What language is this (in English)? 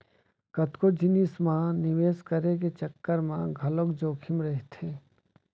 Chhattisgarhi